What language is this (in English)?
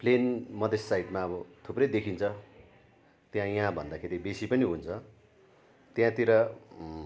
Nepali